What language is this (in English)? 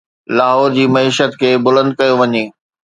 Sindhi